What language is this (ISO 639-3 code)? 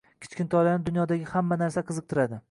uzb